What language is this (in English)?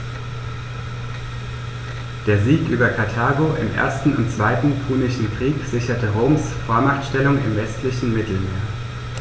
German